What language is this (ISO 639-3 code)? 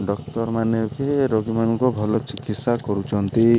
ori